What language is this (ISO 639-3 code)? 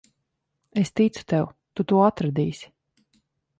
lav